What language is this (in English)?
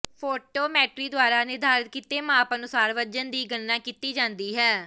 Punjabi